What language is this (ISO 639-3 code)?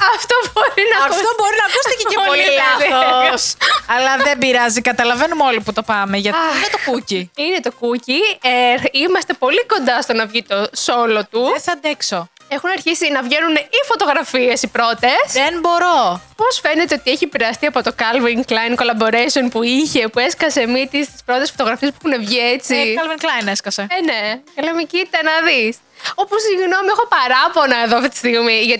ell